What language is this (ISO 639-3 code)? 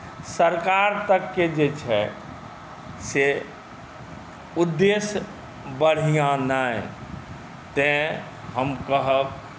mai